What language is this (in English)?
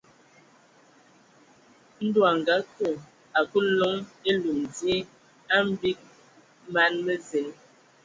Ewondo